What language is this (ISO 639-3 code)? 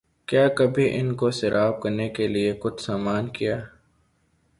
urd